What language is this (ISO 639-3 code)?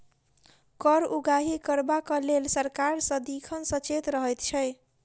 mai